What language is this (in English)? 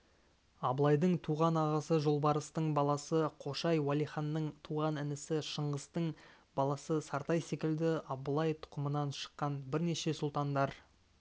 Kazakh